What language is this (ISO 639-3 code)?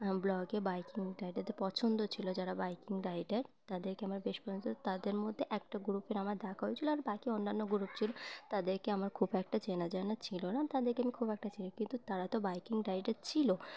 ben